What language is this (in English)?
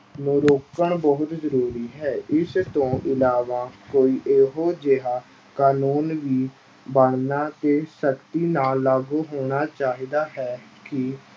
Punjabi